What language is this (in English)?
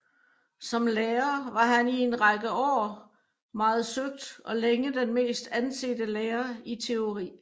Danish